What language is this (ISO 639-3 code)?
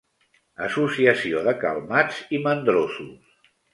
cat